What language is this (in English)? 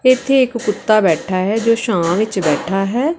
Punjabi